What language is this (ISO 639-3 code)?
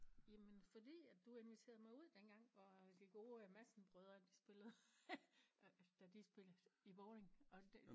dan